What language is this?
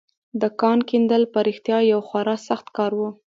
Pashto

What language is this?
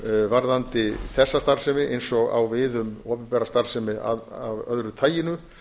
Icelandic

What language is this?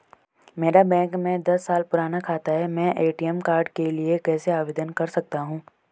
Hindi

